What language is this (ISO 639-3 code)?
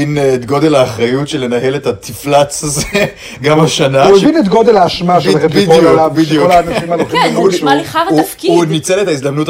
heb